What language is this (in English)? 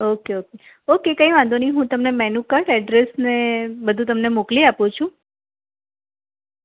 Gujarati